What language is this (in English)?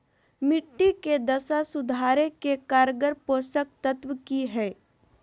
Magahi